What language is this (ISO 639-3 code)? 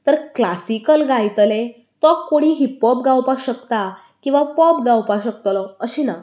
kok